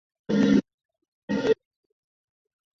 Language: Chinese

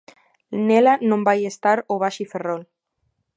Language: Galician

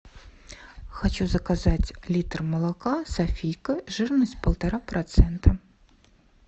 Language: Russian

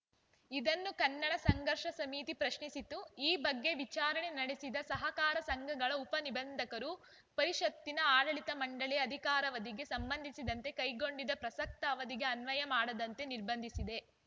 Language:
Kannada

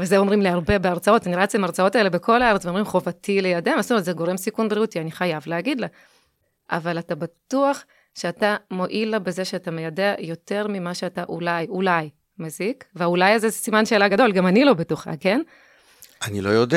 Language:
Hebrew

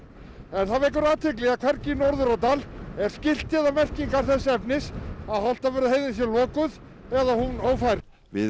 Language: Icelandic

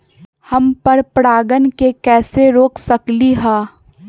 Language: Magahi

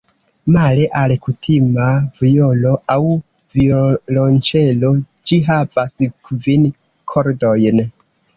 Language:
Esperanto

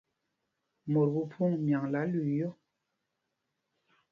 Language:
Mpumpong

